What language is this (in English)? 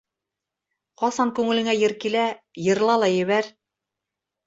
Bashkir